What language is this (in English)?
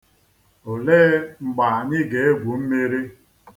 Igbo